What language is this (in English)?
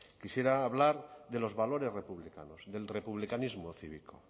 Spanish